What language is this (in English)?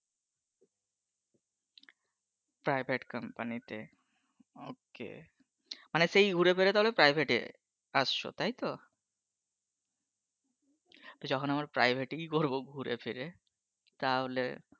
Bangla